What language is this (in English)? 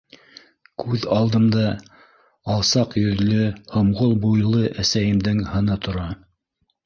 Bashkir